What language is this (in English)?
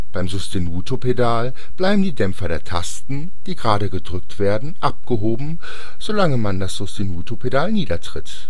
German